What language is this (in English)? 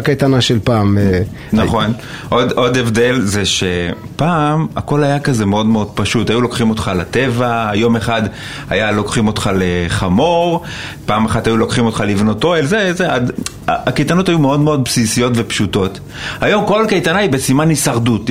Hebrew